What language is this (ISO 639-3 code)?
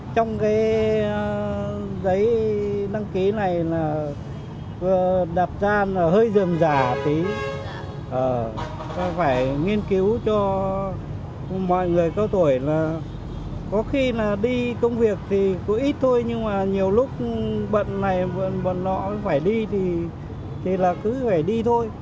vie